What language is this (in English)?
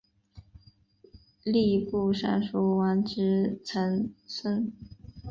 Chinese